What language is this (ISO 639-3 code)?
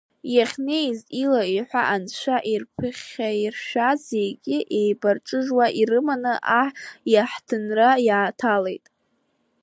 abk